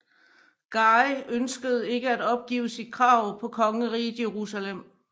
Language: Danish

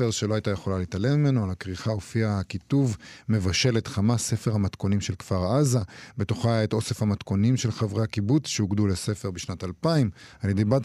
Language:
Hebrew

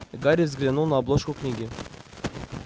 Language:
Russian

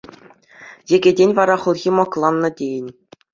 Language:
Chuvash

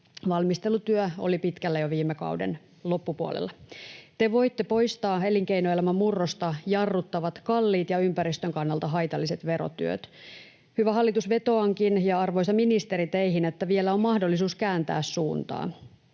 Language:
Finnish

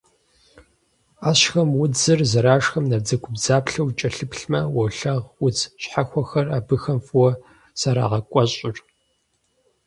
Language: Kabardian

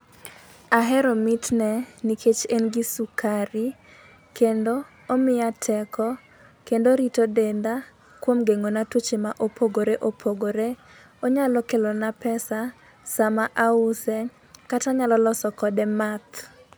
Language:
Luo (Kenya and Tanzania)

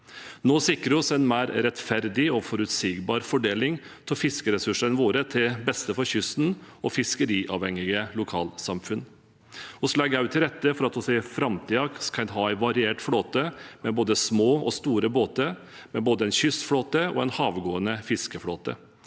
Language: Norwegian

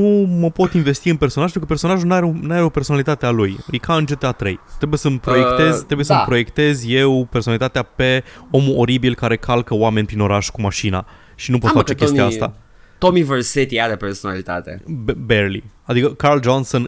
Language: Romanian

